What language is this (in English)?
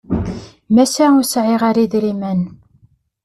Kabyle